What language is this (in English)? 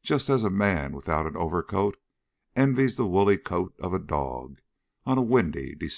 English